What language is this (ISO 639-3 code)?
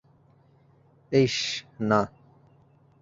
ben